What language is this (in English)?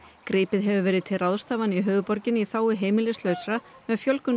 Icelandic